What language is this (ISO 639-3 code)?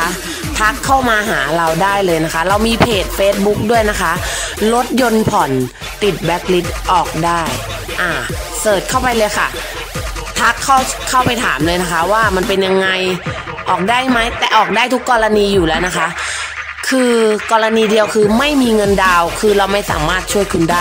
tha